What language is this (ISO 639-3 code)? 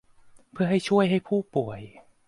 tha